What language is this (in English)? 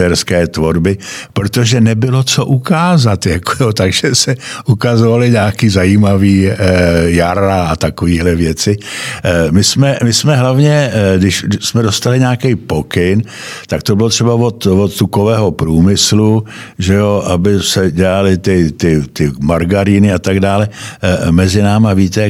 Czech